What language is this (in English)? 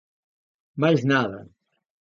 Galician